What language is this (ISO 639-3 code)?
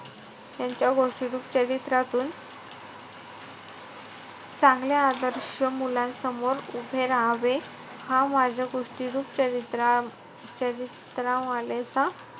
mar